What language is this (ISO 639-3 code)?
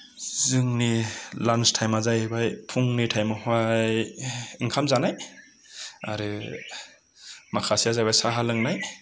brx